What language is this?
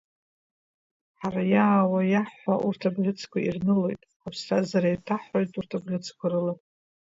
Abkhazian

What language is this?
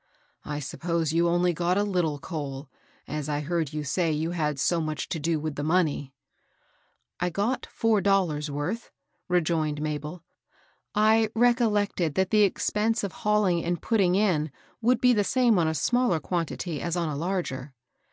English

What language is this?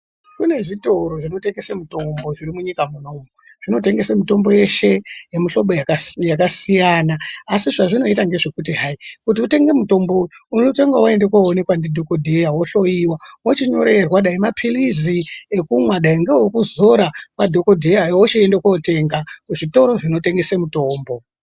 Ndau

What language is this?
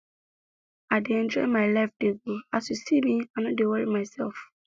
Nigerian Pidgin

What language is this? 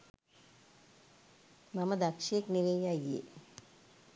Sinhala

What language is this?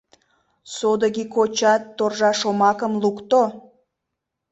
Mari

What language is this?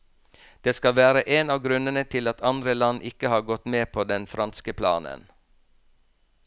Norwegian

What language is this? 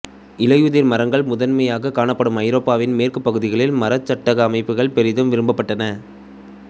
Tamil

